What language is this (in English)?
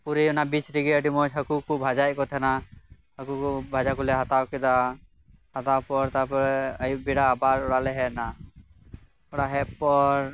Santali